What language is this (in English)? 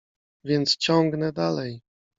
Polish